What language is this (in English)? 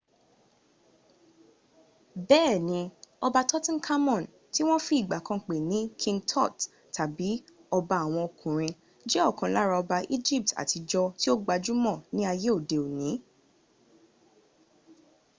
Yoruba